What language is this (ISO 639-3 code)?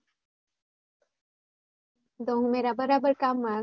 guj